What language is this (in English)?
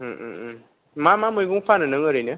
Bodo